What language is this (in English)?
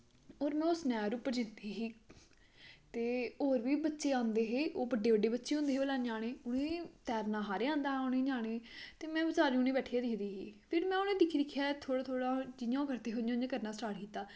Dogri